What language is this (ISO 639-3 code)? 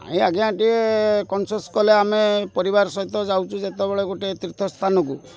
ori